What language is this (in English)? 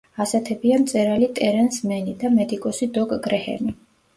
Georgian